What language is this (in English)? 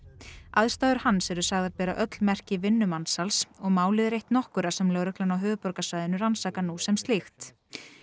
Icelandic